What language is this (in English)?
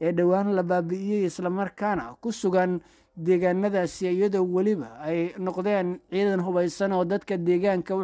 Arabic